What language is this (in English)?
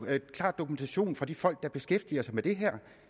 Danish